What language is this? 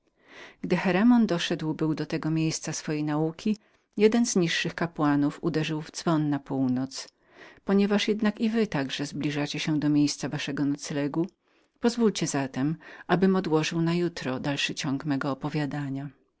Polish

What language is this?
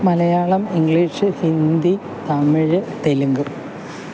Malayalam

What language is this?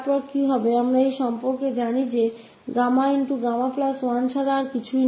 Hindi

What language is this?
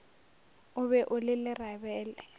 Northern Sotho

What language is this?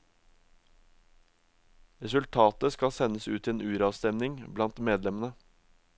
Norwegian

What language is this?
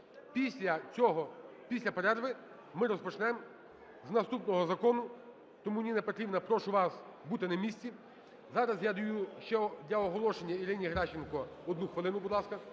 Ukrainian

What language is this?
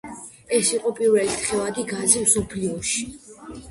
Georgian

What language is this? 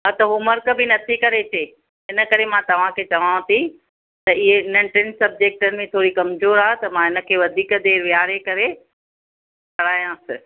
Sindhi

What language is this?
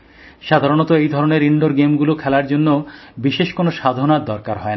Bangla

